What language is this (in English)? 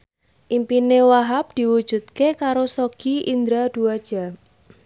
Javanese